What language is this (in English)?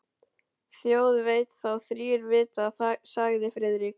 Icelandic